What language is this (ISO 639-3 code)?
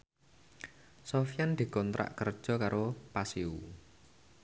jav